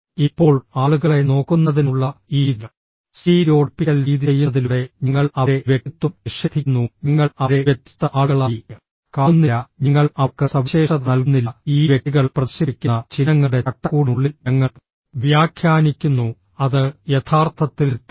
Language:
Malayalam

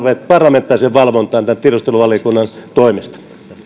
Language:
Finnish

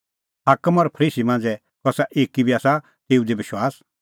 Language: Kullu Pahari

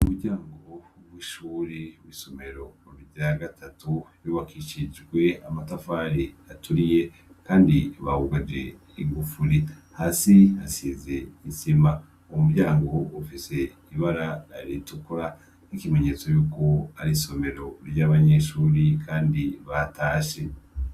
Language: Rundi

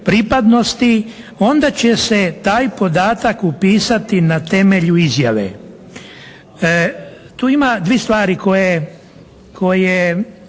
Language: Croatian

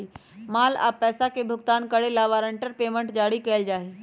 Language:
Magahi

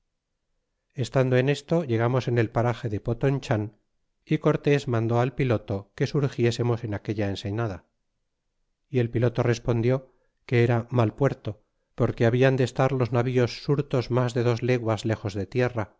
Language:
Spanish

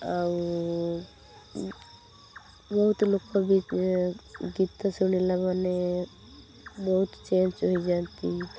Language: Odia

